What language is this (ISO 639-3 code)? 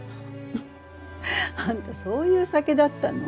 jpn